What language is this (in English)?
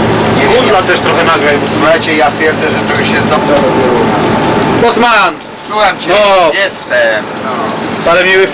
Polish